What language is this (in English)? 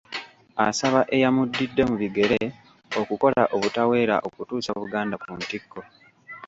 Ganda